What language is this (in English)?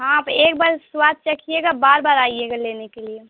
Urdu